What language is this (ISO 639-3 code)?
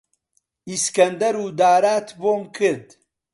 ckb